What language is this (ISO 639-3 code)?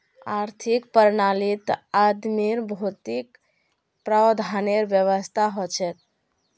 mag